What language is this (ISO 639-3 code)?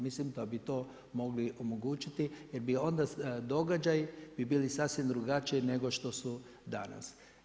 hrv